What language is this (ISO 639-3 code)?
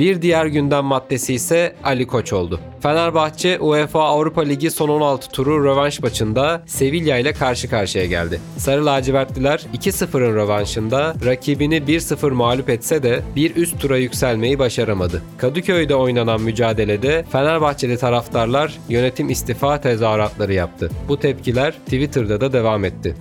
tur